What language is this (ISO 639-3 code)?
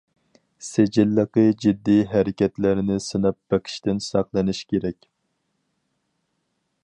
uig